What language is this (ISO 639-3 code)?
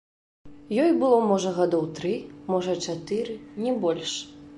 bel